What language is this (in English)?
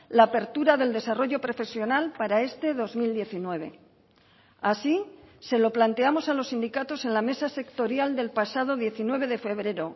Spanish